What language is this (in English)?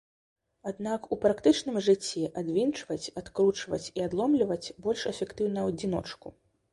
Belarusian